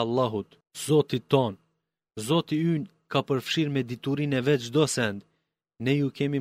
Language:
Greek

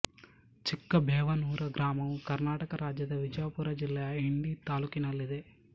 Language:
Kannada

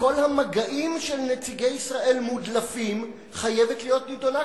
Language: Hebrew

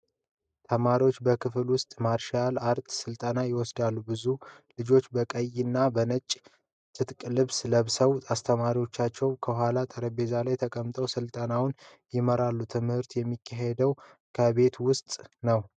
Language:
Amharic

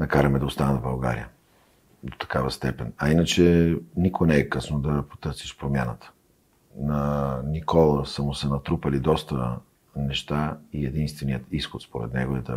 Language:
Bulgarian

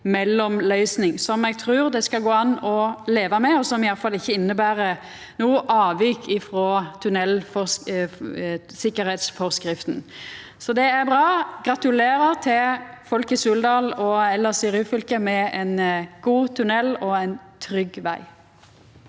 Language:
Norwegian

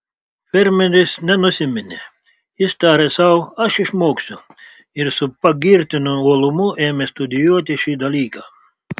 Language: Lithuanian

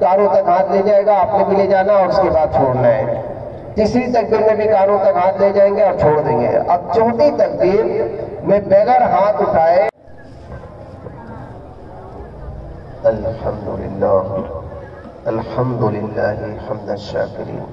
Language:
Hindi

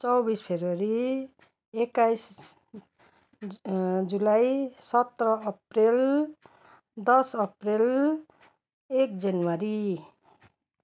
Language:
Nepali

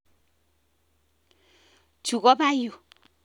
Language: Kalenjin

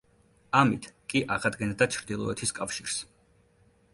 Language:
Georgian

